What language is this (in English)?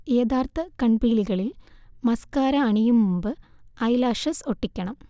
Malayalam